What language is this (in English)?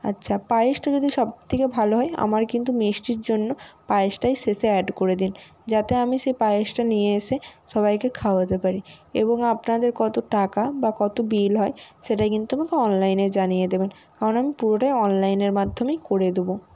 Bangla